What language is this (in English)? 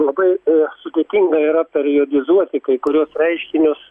Lithuanian